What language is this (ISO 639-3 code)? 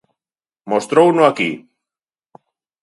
glg